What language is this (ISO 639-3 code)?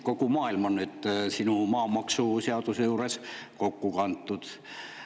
est